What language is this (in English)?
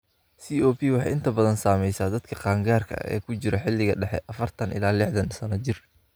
Somali